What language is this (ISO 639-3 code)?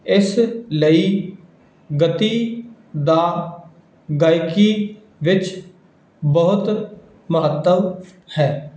pan